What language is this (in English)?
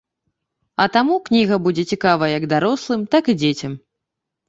Belarusian